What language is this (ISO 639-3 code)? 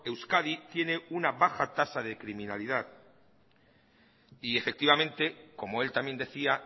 spa